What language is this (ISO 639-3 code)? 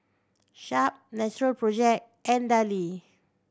eng